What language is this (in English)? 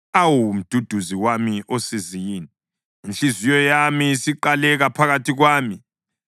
North Ndebele